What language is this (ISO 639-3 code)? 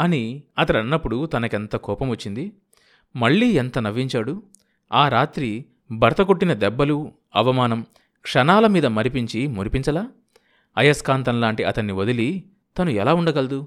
tel